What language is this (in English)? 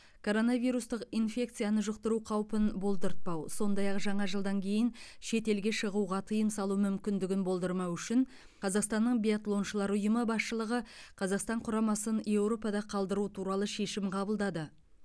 Kazakh